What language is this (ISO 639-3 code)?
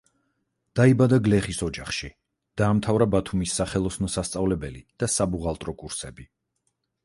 kat